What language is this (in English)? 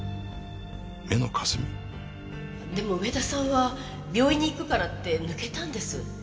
Japanese